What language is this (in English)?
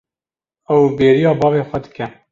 Kurdish